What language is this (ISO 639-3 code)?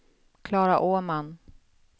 swe